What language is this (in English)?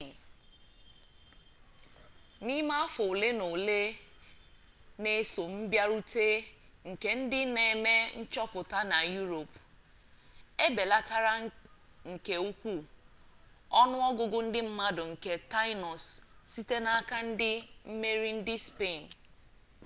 Igbo